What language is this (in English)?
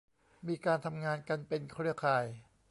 Thai